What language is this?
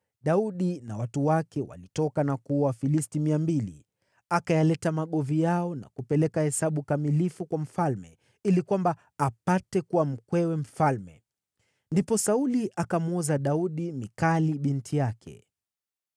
Swahili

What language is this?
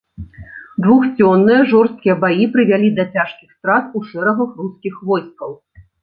Belarusian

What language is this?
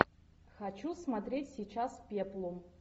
Russian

